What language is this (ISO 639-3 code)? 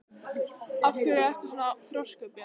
isl